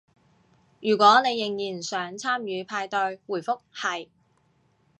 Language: Cantonese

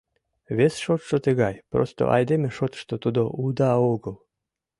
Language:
Mari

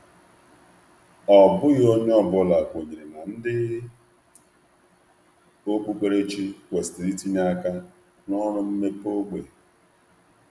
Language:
Igbo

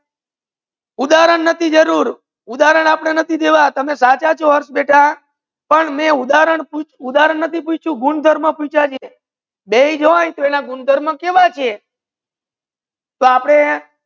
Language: Gujarati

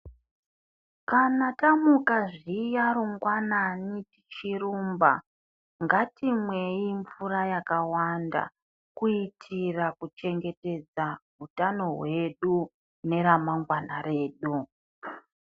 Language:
Ndau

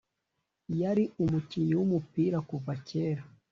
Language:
Kinyarwanda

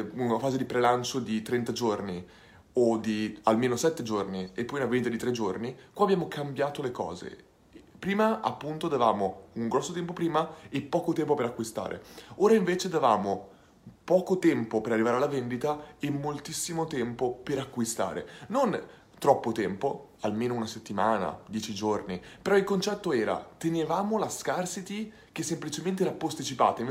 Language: Italian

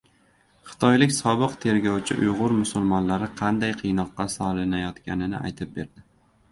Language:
Uzbek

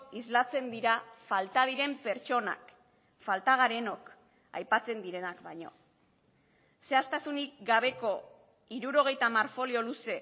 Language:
Basque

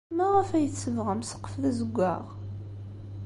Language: Kabyle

